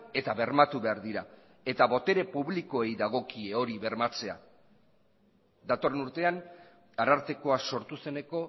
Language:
Basque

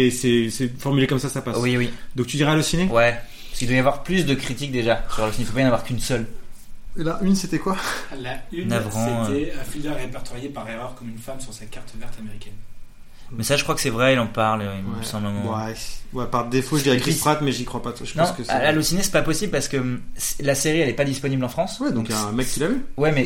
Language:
French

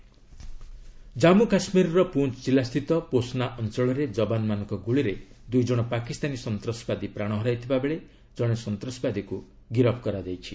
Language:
Odia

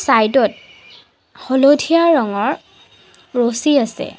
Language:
Assamese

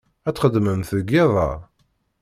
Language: Kabyle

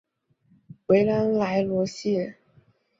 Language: Chinese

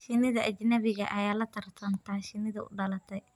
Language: Somali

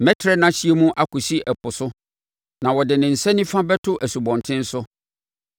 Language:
Akan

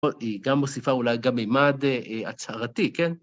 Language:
Hebrew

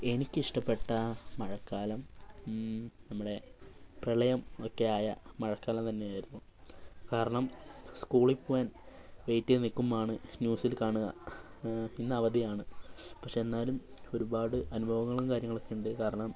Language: Malayalam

